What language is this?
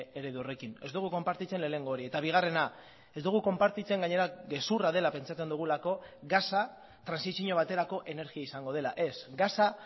Basque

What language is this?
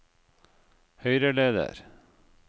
Norwegian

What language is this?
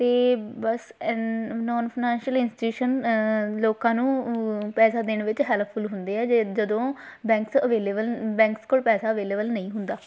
Punjabi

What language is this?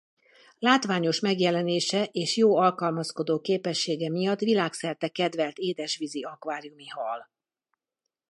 Hungarian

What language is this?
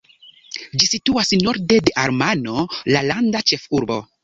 Esperanto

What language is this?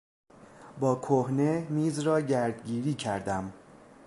Persian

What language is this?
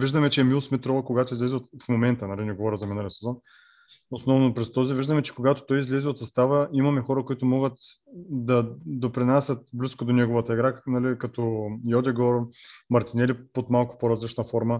Bulgarian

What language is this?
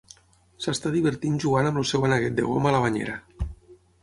Catalan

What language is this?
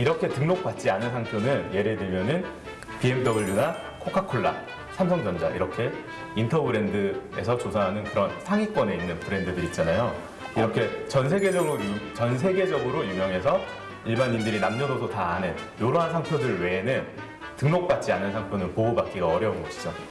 Korean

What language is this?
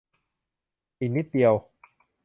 Thai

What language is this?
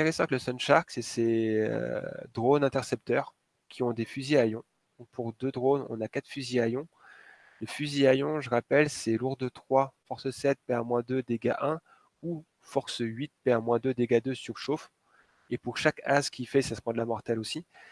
French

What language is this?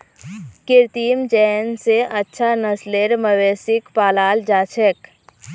Magahi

